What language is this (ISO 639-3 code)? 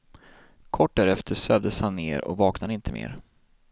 swe